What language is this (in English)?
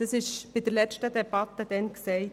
Swiss German